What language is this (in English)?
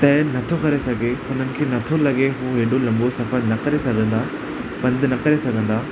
Sindhi